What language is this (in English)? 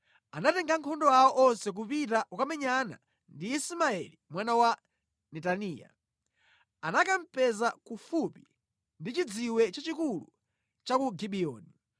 Nyanja